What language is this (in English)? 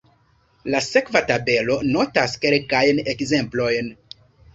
Esperanto